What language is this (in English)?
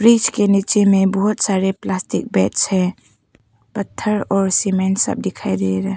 Hindi